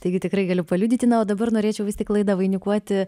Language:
Lithuanian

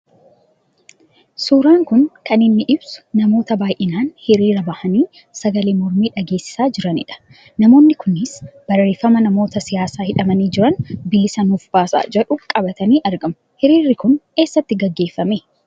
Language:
Oromo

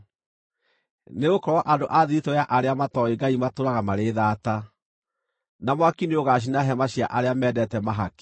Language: Kikuyu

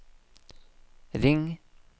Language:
Norwegian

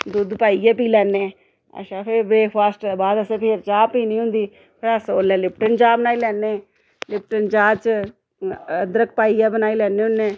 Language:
Dogri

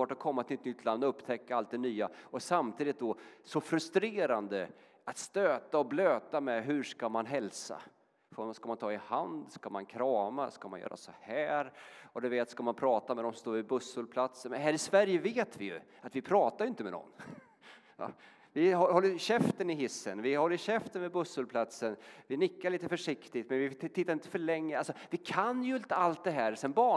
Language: Swedish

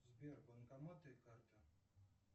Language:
Russian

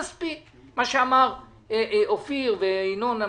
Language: Hebrew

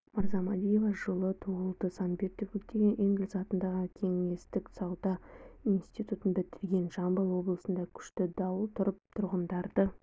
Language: Kazakh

